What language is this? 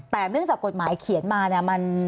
Thai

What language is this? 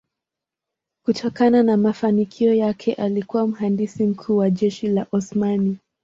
Swahili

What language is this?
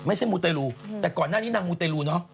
Thai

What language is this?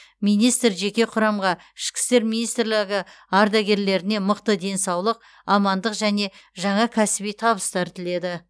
Kazakh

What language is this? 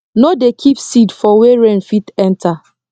Nigerian Pidgin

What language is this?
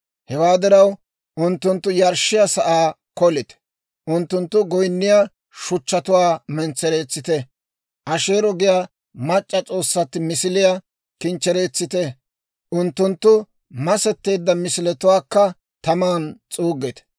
Dawro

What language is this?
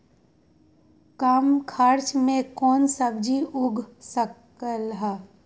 Magahi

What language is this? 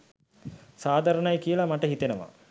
Sinhala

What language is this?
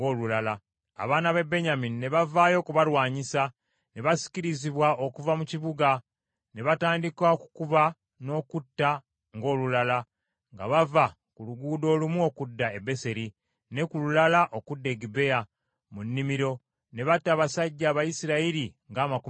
Ganda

